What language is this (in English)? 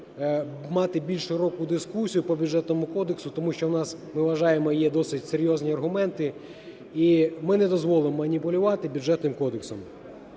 Ukrainian